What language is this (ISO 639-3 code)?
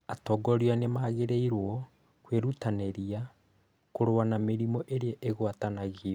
kik